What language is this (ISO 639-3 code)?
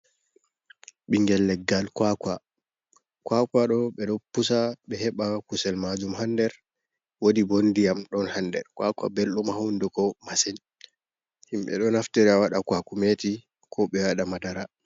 ful